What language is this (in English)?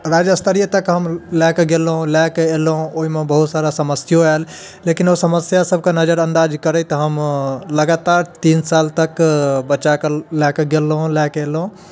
Maithili